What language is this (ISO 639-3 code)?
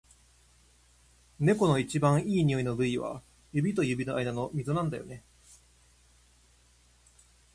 jpn